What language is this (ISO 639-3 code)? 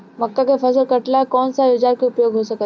bho